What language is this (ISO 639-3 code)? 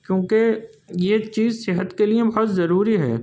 urd